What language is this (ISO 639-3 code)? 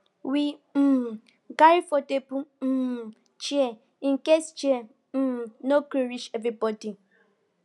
pcm